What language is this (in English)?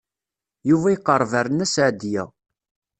Kabyle